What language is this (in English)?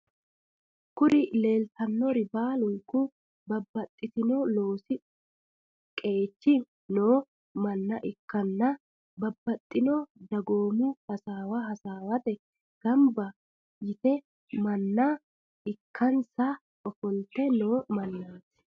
Sidamo